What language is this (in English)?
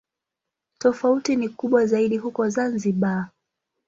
Swahili